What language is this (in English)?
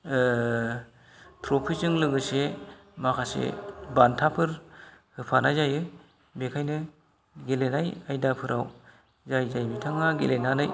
Bodo